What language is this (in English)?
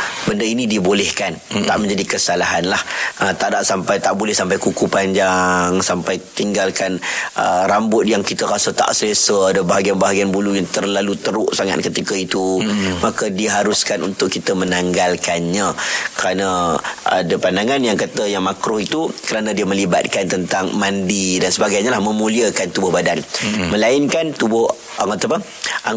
Malay